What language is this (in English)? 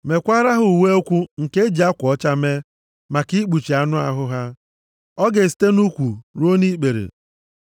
Igbo